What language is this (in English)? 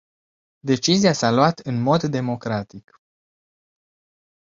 Romanian